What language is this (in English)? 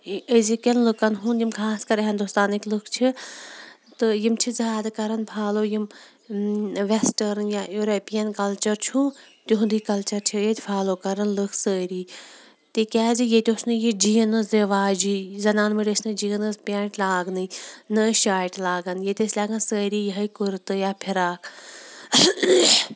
Kashmiri